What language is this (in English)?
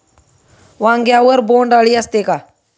Marathi